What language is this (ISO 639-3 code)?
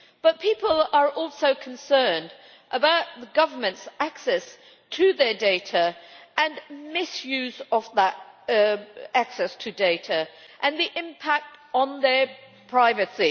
eng